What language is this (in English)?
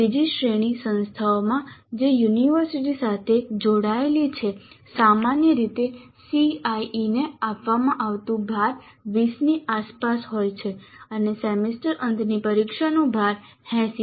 Gujarati